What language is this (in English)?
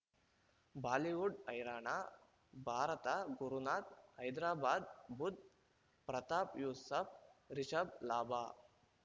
Kannada